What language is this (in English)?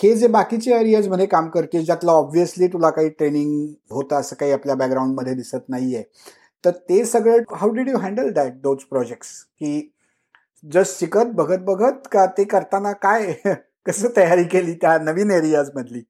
Marathi